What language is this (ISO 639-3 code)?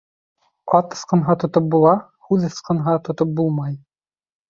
bak